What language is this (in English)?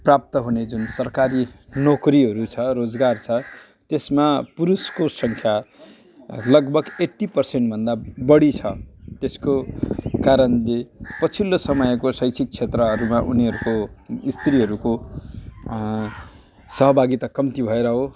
Nepali